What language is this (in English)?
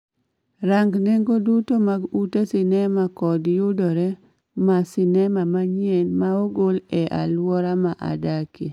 Luo (Kenya and Tanzania)